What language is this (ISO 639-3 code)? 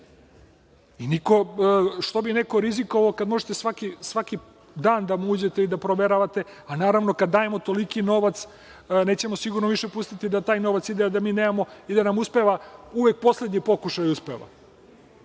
srp